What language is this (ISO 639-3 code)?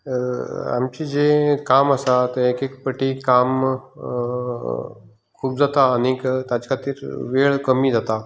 kok